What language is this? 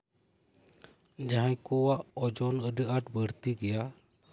Santali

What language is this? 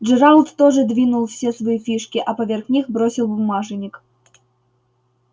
Russian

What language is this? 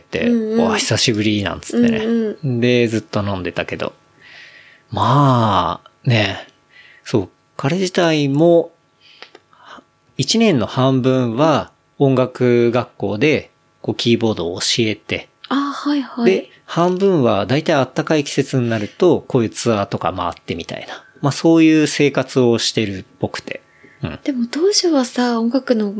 Japanese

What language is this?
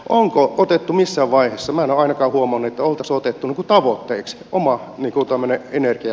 Finnish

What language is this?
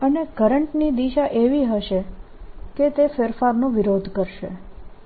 Gujarati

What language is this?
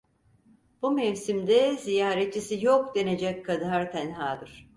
Turkish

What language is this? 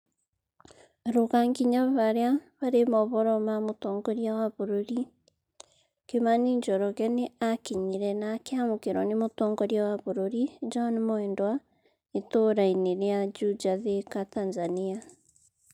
Kikuyu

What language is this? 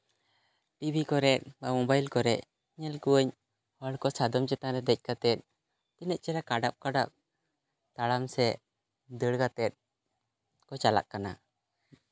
Santali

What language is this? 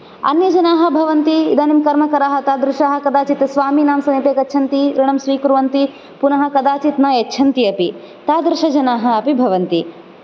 Sanskrit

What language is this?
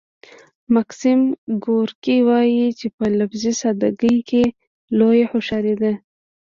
Pashto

